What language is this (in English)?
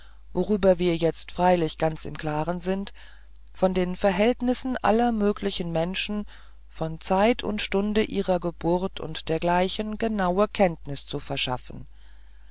German